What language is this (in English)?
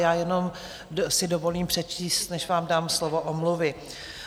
Czech